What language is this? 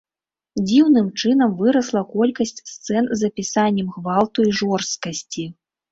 Belarusian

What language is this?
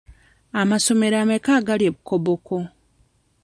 Ganda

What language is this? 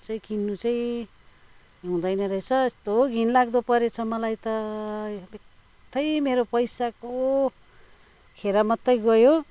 Nepali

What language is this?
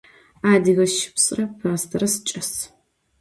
Adyghe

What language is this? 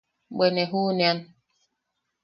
Yaqui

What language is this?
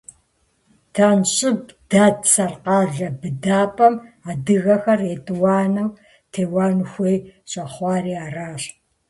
Kabardian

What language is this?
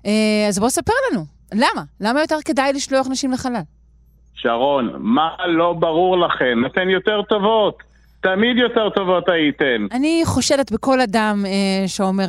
Hebrew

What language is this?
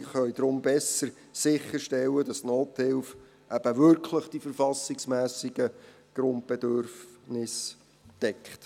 Swiss German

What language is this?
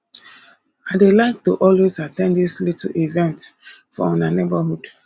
Nigerian Pidgin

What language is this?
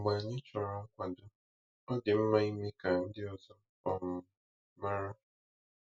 Igbo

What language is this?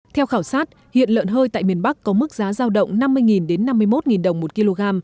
Vietnamese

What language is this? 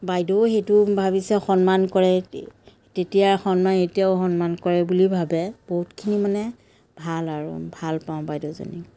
Assamese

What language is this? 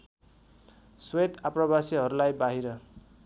Nepali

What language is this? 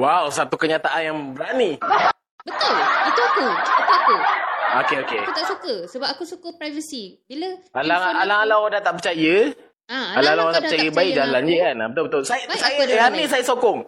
Malay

